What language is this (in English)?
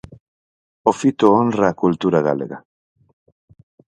Galician